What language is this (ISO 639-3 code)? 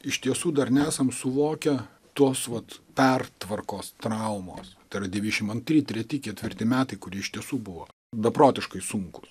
lit